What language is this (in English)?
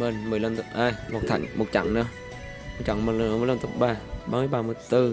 Vietnamese